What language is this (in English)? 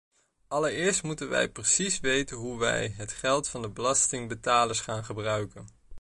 Dutch